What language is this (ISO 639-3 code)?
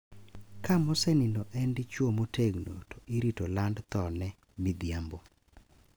luo